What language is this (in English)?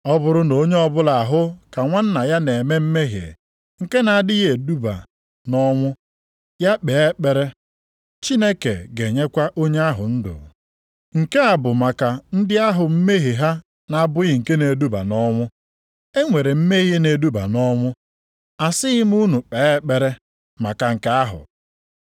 Igbo